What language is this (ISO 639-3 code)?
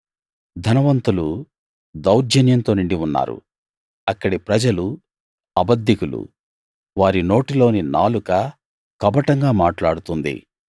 tel